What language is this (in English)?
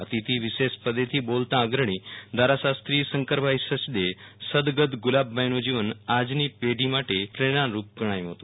Gujarati